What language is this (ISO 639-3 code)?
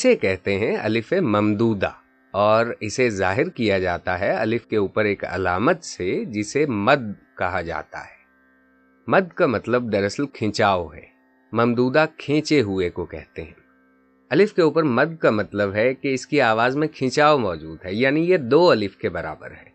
urd